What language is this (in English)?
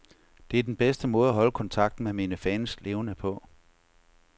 Danish